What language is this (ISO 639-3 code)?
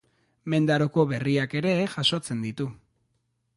eus